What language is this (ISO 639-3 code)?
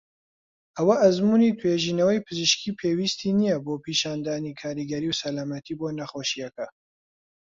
ckb